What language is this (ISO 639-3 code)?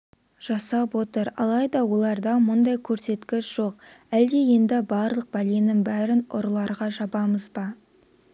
kaz